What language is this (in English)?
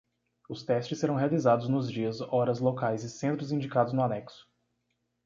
Portuguese